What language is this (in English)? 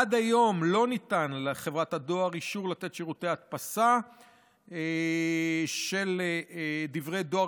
Hebrew